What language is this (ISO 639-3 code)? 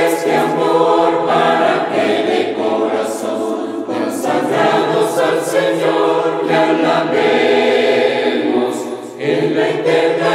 ita